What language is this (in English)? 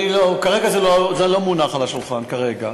Hebrew